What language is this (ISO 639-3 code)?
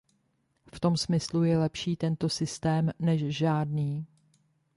ces